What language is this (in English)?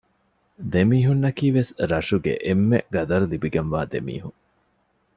Divehi